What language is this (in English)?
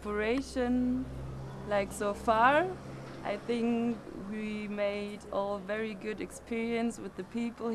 English